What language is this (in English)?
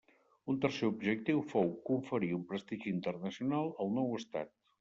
Catalan